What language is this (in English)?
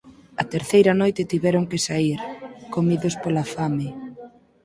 Galician